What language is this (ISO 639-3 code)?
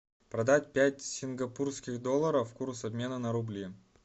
rus